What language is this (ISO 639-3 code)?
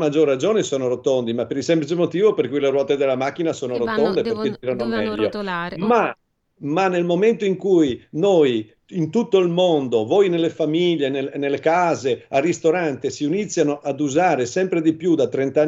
ita